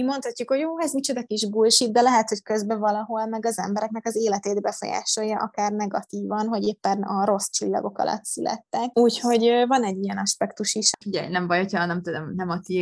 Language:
Hungarian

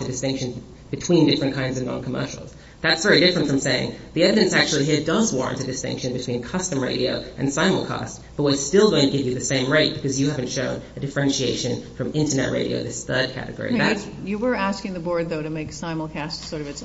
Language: English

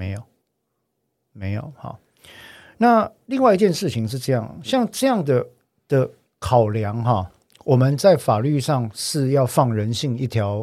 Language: Chinese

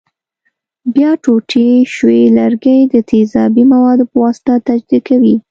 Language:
Pashto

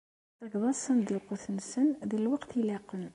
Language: Kabyle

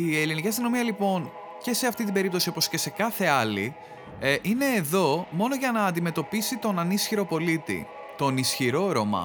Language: Greek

